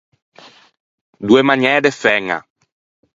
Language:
Ligurian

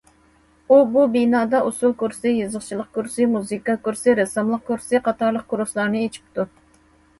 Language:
Uyghur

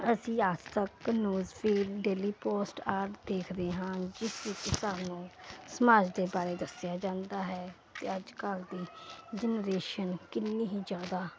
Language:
Punjabi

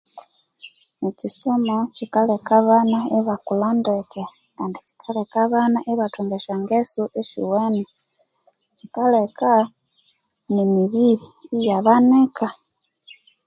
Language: Konzo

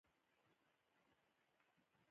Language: Pashto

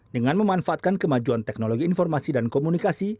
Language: Indonesian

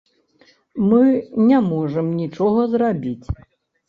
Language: Belarusian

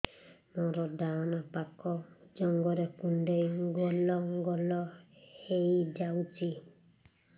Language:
Odia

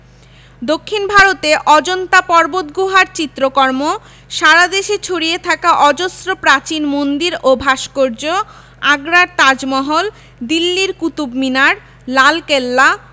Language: Bangla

